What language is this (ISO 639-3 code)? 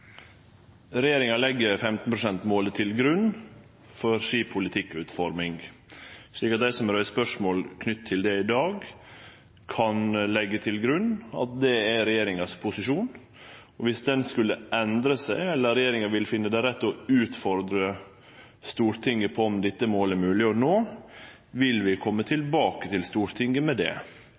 nor